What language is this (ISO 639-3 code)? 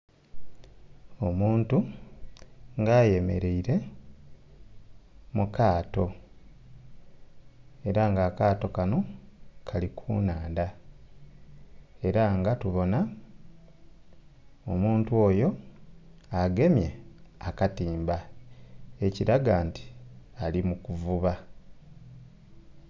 xog